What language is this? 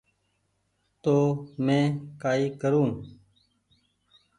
Goaria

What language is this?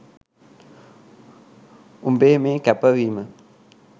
Sinhala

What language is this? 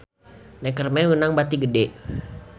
Sundanese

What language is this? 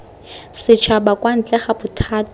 Tswana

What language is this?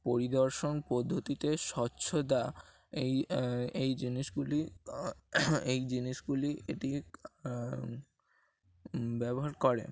Bangla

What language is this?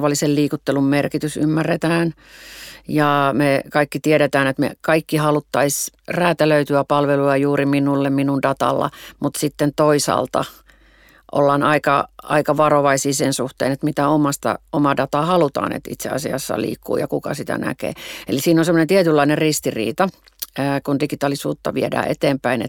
Finnish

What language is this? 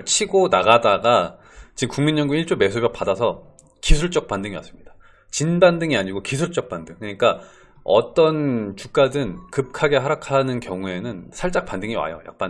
Korean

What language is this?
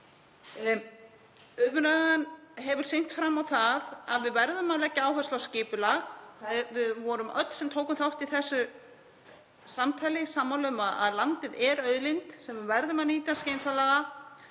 Icelandic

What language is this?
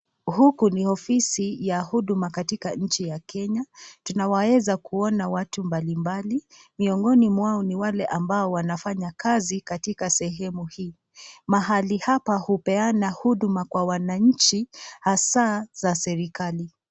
Swahili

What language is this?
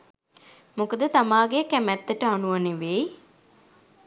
Sinhala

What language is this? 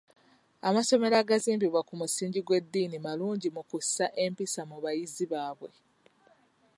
Ganda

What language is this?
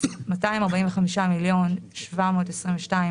Hebrew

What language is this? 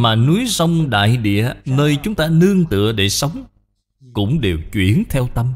Vietnamese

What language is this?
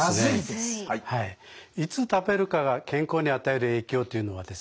Japanese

